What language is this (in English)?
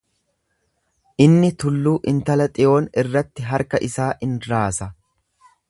Oromo